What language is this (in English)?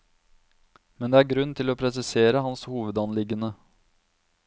Norwegian